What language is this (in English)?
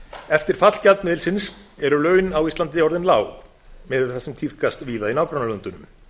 Icelandic